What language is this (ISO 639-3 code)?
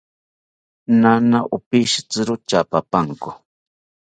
cpy